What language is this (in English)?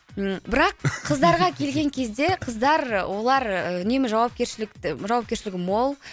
Kazakh